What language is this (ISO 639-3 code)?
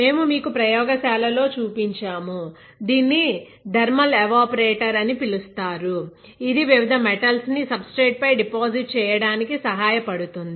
tel